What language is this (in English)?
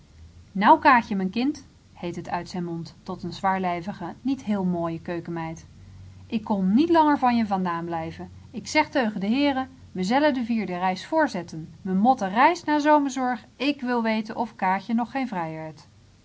Dutch